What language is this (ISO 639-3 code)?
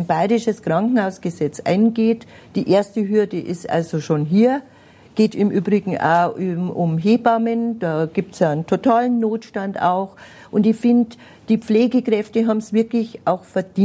deu